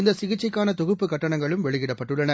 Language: Tamil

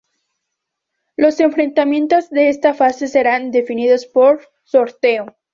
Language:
Spanish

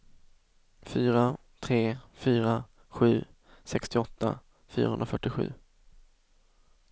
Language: Swedish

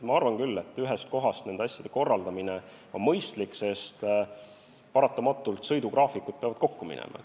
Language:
Estonian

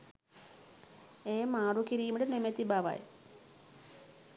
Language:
Sinhala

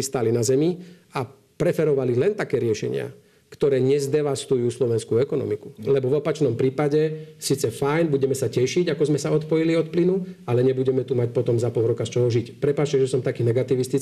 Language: Slovak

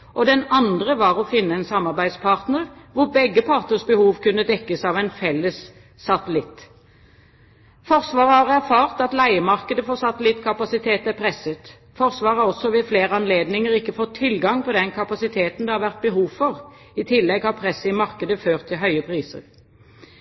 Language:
Norwegian Bokmål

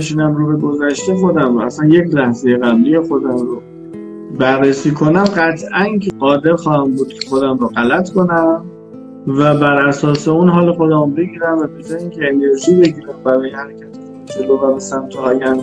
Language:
Persian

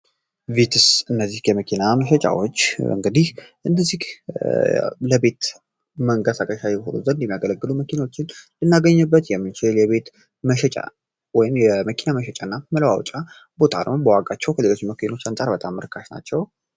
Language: Amharic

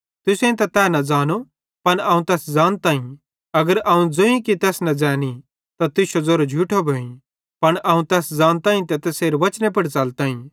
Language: Bhadrawahi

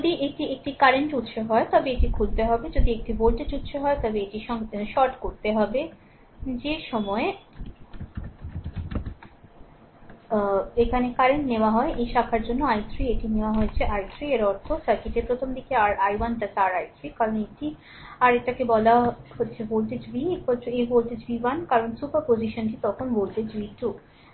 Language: Bangla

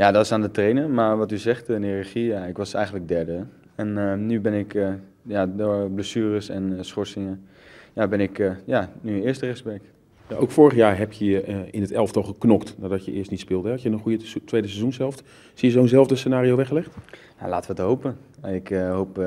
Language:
Dutch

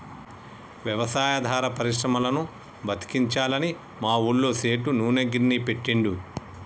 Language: Telugu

